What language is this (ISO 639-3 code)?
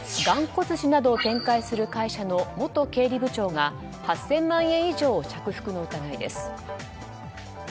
jpn